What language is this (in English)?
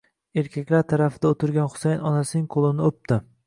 Uzbek